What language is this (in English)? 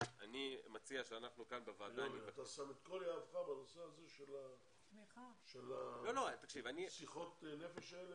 Hebrew